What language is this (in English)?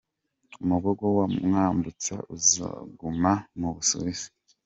Kinyarwanda